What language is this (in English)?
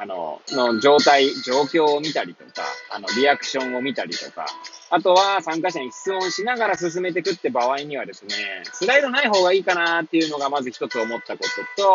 Japanese